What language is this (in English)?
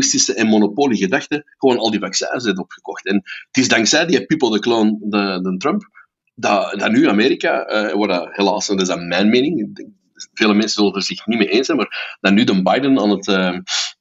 Dutch